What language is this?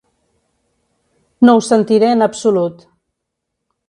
Catalan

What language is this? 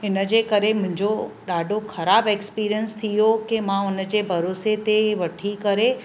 Sindhi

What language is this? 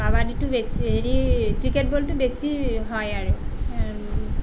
Assamese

